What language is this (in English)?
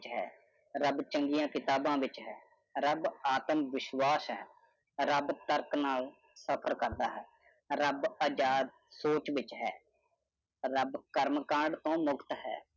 Punjabi